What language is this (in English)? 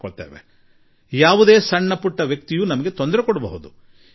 Kannada